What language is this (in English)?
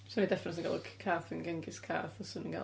Welsh